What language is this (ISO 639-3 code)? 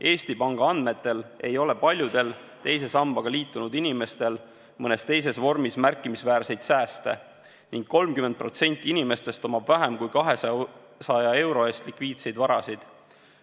est